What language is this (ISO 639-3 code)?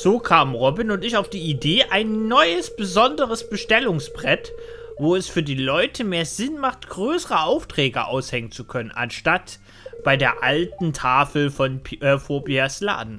deu